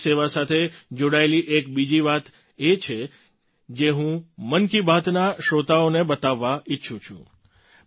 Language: Gujarati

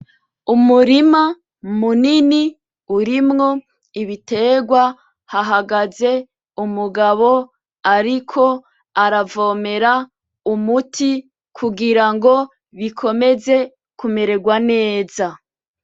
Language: Rundi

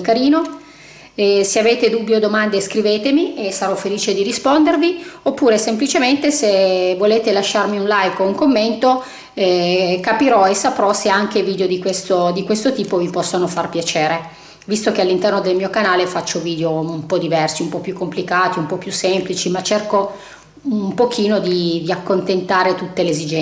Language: Italian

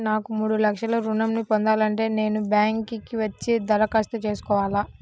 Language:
Telugu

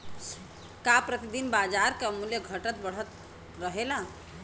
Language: Bhojpuri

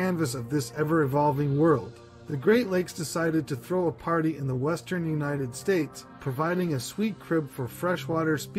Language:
English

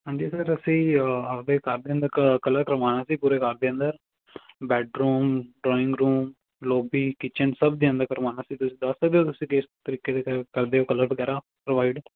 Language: Punjabi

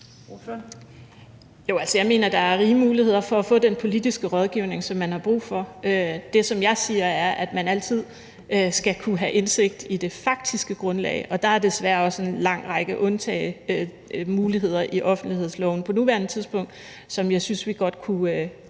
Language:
Danish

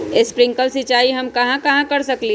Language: Magahi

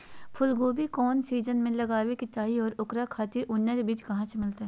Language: Magahi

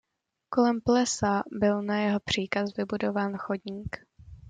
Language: Czech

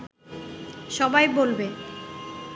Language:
Bangla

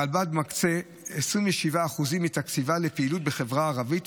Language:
Hebrew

